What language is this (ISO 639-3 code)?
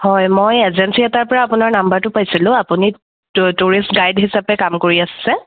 asm